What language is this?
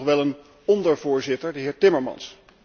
Dutch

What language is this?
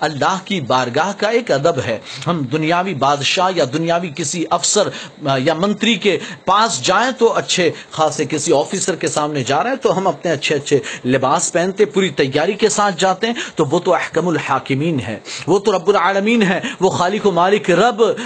Urdu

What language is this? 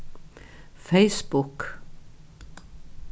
Faroese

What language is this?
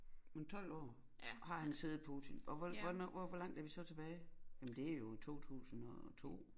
Danish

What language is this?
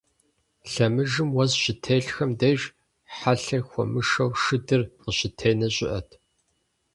Kabardian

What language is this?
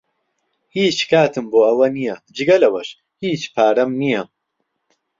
Central Kurdish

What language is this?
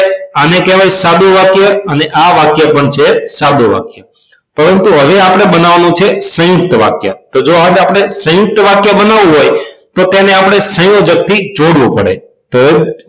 Gujarati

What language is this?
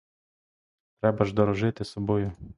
Ukrainian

